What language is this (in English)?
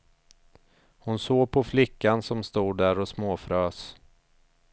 Swedish